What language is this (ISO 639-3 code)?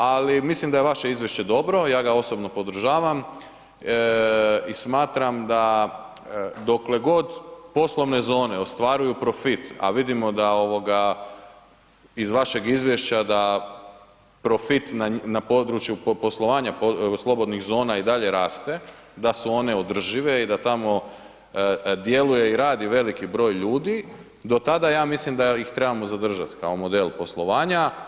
hrv